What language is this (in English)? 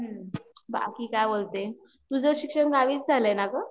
Marathi